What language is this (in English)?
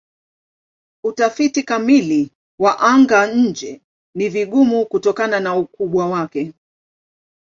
Swahili